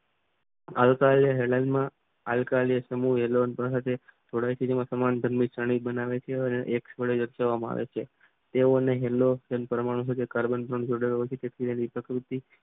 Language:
Gujarati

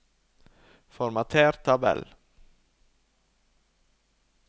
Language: Norwegian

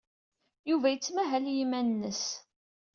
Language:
Kabyle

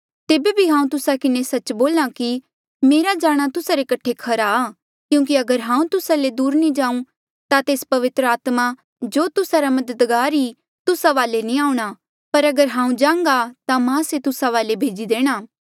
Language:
Mandeali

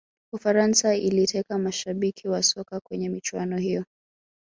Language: Swahili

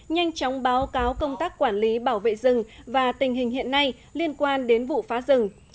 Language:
Vietnamese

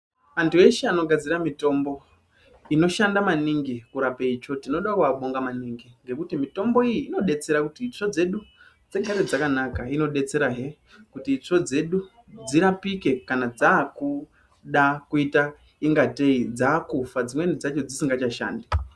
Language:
Ndau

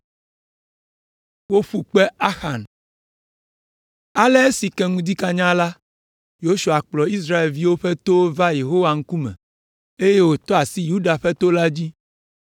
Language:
Ewe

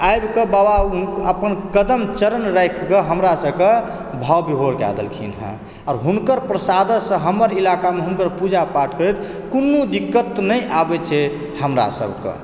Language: Maithili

